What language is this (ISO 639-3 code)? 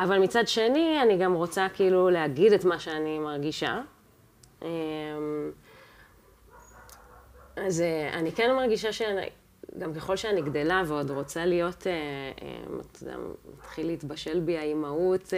heb